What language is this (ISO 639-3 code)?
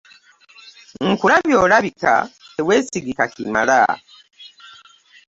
lug